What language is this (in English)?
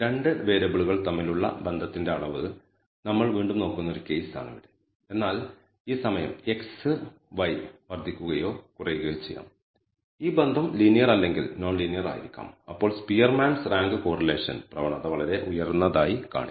Malayalam